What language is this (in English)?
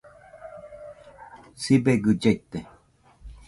Nüpode Huitoto